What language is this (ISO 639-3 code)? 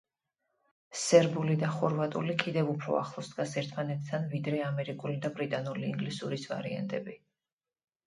kat